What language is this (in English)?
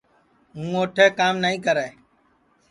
Sansi